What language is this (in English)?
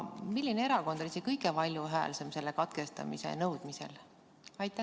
Estonian